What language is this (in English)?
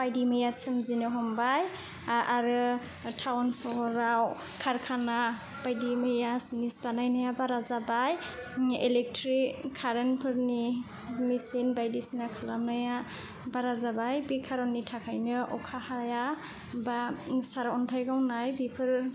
Bodo